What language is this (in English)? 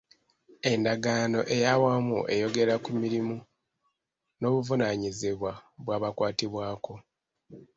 Ganda